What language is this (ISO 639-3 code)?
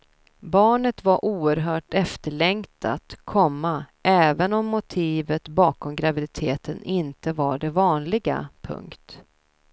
swe